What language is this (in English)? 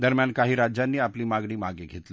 Marathi